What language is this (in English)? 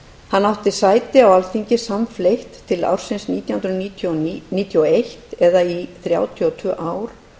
Icelandic